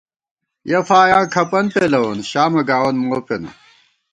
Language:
Gawar-Bati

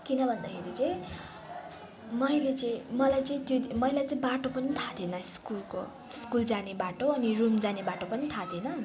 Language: Nepali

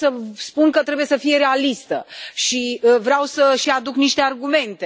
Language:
Romanian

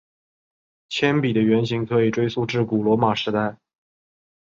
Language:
Chinese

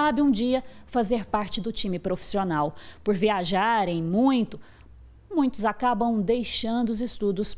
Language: Portuguese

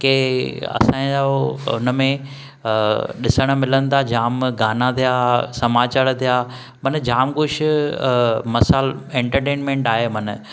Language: Sindhi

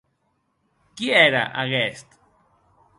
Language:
Occitan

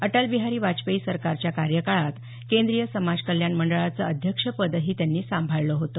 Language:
Marathi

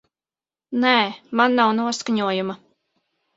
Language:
Latvian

